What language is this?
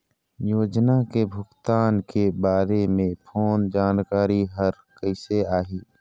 Chhattisgarhi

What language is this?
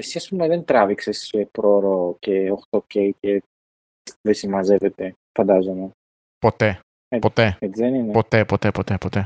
Greek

